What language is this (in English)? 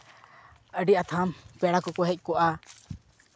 Santali